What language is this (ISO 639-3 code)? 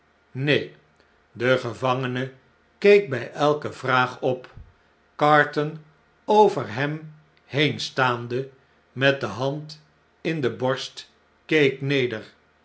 nld